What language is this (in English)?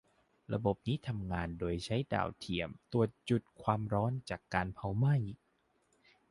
Thai